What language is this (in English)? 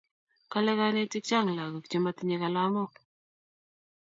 Kalenjin